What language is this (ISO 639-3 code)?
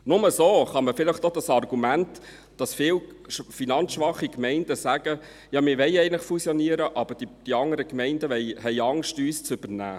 gsw